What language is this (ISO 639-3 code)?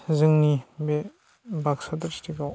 brx